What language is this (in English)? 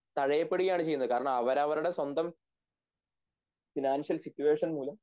Malayalam